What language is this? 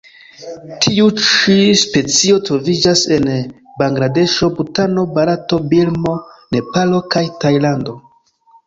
Esperanto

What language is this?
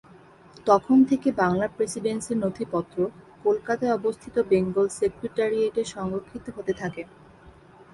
Bangla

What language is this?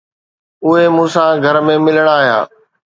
Sindhi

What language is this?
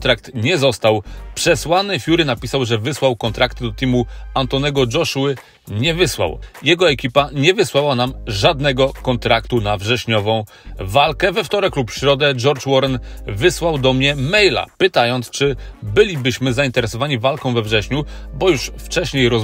Polish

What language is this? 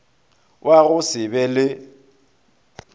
Northern Sotho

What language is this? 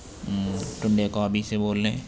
Urdu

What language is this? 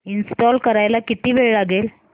Marathi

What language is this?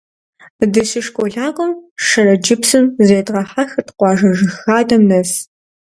Kabardian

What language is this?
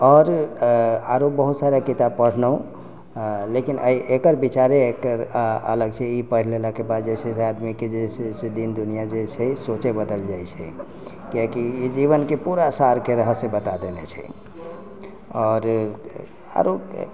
Maithili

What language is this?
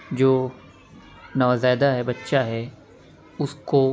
Urdu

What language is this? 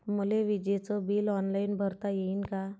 Marathi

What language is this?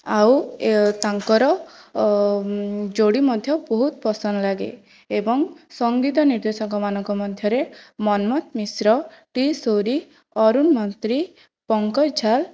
Odia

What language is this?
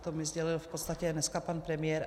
Czech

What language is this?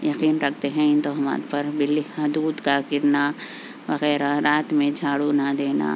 Urdu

